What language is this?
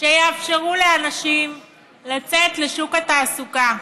Hebrew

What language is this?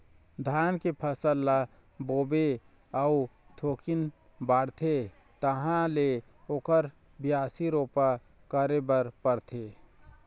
Chhattisgarhi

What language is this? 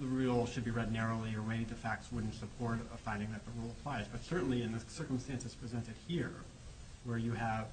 English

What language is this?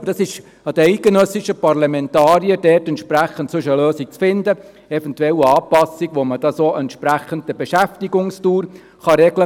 Swiss German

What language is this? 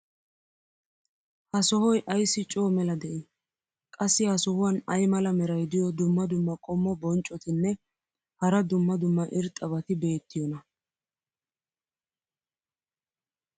Wolaytta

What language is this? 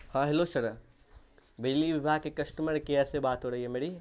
Urdu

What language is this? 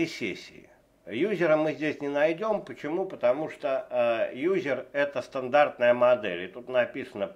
Russian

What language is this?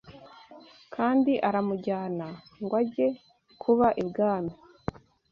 Kinyarwanda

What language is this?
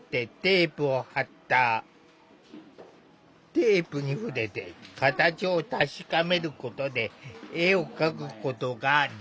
Japanese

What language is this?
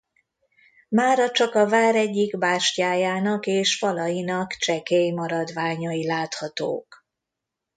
Hungarian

